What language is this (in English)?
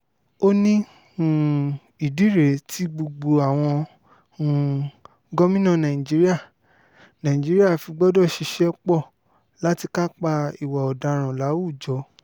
Yoruba